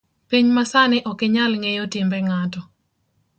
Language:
Luo (Kenya and Tanzania)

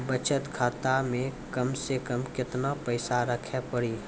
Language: Maithili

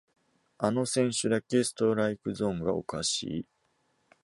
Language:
Japanese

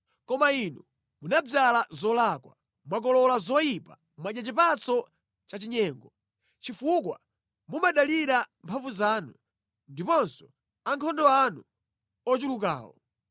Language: Nyanja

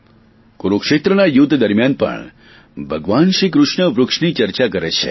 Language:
Gujarati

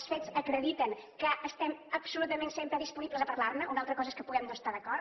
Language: Catalan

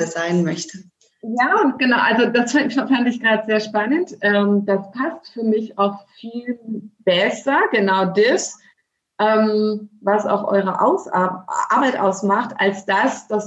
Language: German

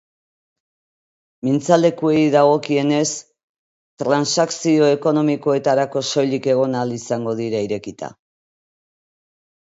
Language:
Basque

